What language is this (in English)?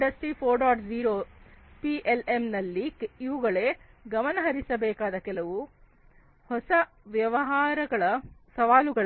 Kannada